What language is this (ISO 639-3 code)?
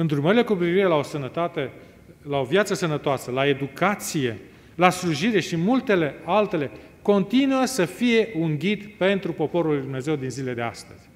ron